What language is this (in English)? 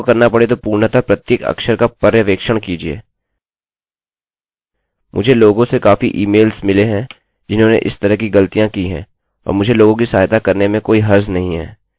Hindi